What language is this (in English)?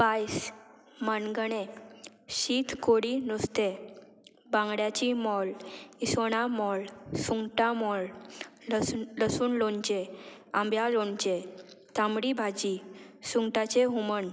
Konkani